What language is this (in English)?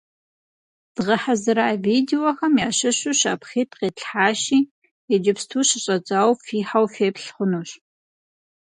Kabardian